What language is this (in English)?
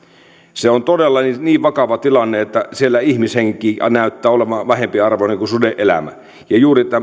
Finnish